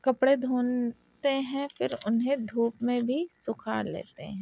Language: Urdu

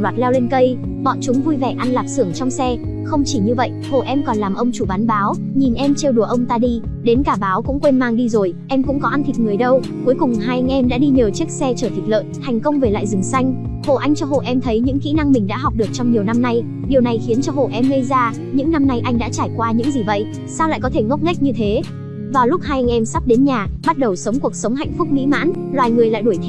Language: Vietnamese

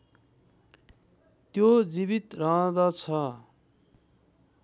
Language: Nepali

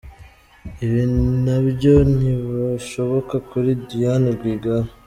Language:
Kinyarwanda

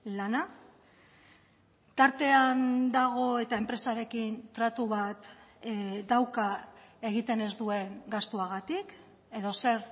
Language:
Basque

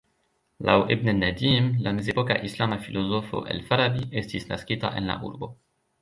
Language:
Esperanto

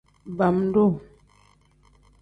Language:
Tem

